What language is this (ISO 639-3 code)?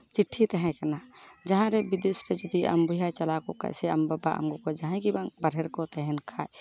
sat